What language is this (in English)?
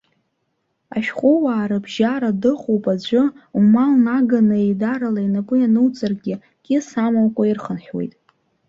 Abkhazian